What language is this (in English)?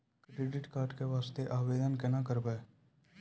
Maithili